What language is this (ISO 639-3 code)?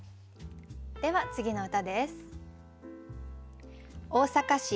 jpn